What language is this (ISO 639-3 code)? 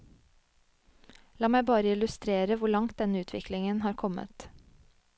nor